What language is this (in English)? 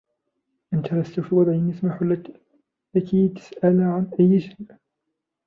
Arabic